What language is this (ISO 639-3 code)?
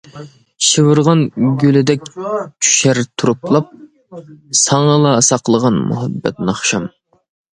uig